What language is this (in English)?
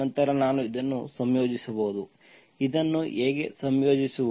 Kannada